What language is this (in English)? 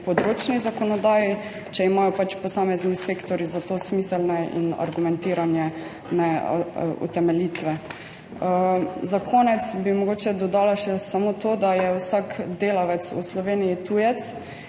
Slovenian